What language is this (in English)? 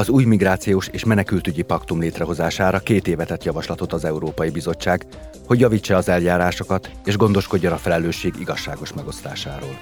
Hungarian